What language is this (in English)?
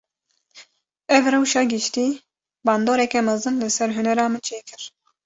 Kurdish